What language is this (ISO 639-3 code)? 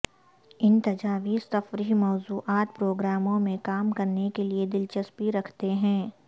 urd